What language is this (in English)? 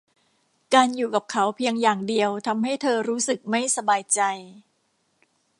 Thai